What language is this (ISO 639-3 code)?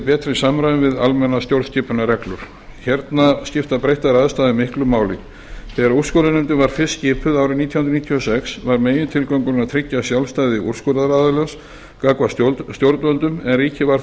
isl